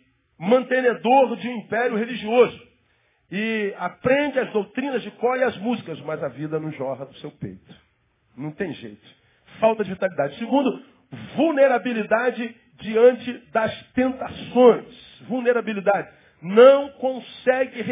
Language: Portuguese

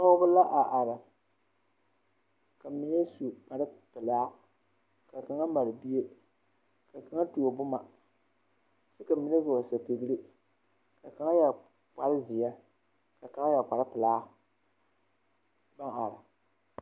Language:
Southern Dagaare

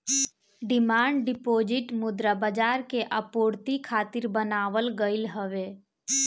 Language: Bhojpuri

